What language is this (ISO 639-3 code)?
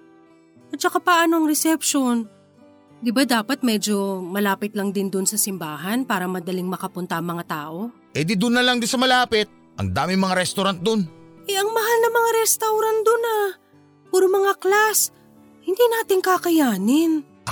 fil